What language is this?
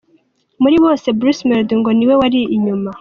Kinyarwanda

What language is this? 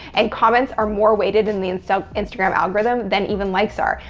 English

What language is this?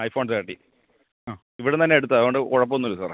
Malayalam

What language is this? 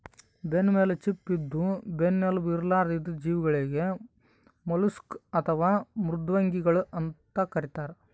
Kannada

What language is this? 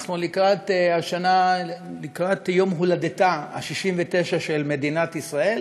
Hebrew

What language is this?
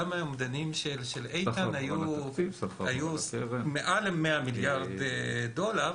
Hebrew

